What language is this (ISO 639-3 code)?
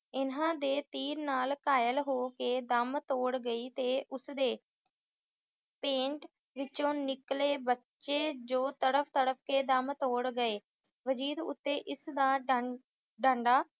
pan